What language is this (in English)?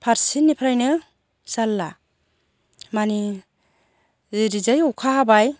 Bodo